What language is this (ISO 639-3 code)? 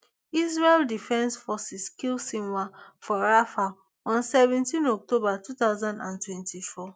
pcm